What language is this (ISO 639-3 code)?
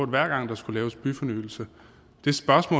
dan